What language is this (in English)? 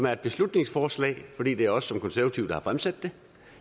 Danish